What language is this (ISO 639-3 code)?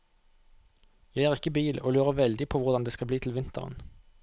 nor